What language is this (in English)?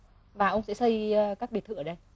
Vietnamese